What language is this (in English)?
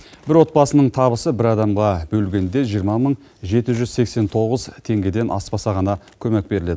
Kazakh